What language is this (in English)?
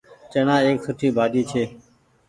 Goaria